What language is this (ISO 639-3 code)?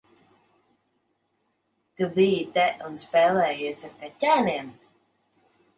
lav